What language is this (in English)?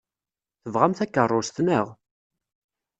Kabyle